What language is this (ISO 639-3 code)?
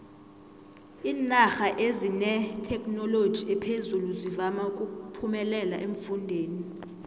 nbl